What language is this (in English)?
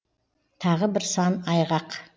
Kazakh